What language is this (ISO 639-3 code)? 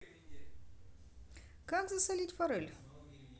rus